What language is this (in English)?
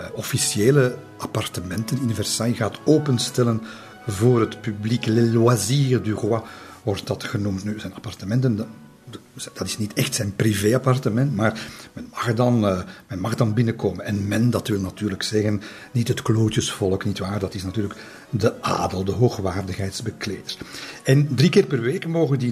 Dutch